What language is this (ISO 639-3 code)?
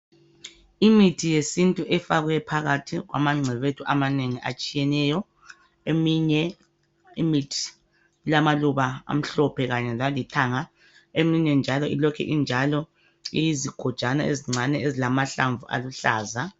nde